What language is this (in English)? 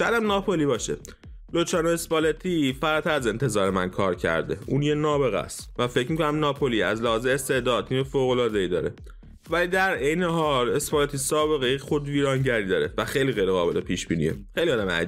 Persian